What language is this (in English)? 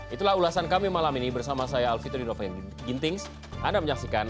Indonesian